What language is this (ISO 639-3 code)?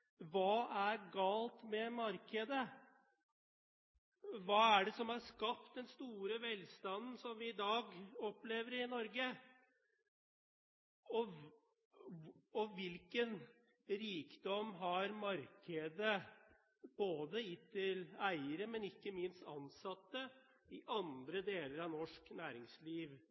nob